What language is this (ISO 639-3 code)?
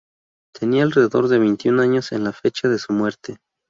spa